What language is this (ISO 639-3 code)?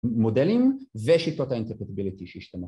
heb